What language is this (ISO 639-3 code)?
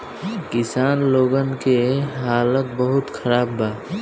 bho